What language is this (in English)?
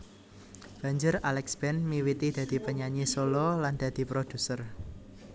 Javanese